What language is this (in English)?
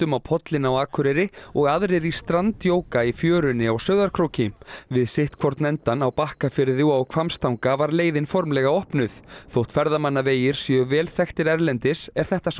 Icelandic